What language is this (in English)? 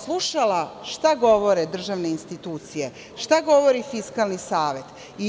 Serbian